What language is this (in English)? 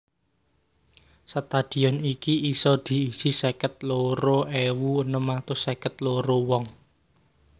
Javanese